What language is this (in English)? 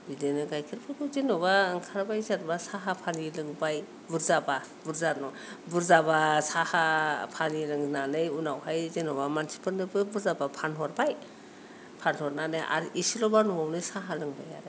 Bodo